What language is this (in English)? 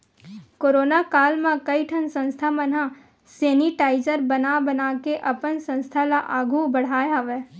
Chhattisgarhi